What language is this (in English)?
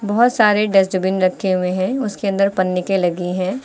Hindi